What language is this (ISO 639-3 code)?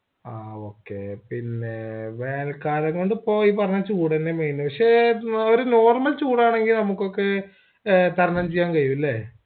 mal